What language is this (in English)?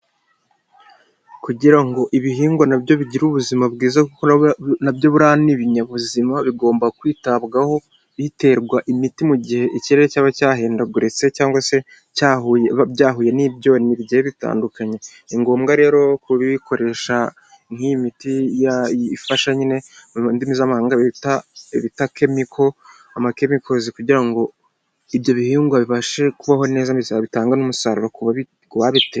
Kinyarwanda